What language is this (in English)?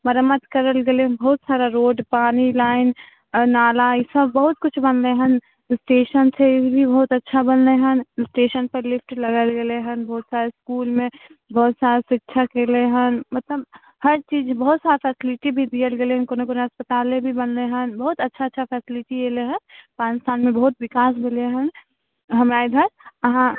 Maithili